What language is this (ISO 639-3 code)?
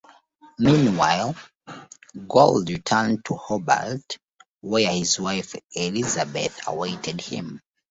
eng